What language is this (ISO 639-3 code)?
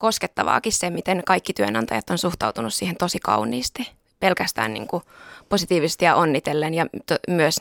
fin